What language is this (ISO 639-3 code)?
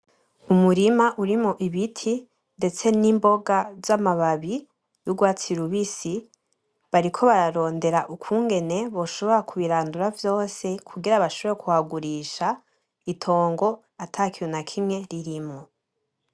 run